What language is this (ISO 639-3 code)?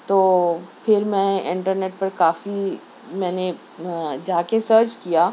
urd